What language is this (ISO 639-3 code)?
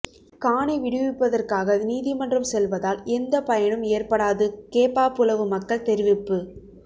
tam